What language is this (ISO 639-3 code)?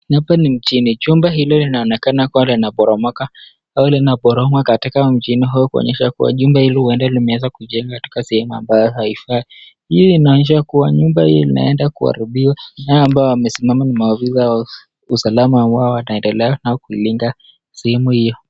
swa